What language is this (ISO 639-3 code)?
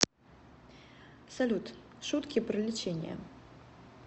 rus